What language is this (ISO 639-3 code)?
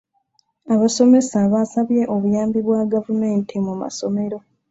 lug